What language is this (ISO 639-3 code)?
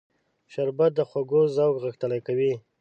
pus